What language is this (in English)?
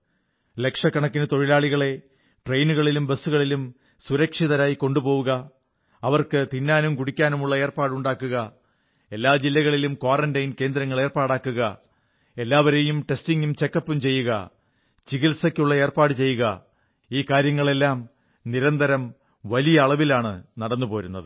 Malayalam